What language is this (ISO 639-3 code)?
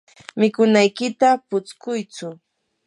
qur